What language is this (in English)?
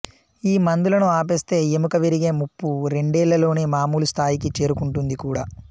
Telugu